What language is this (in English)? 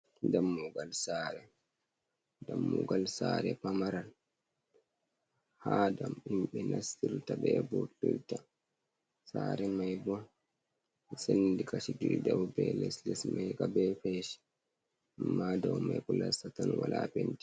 Fula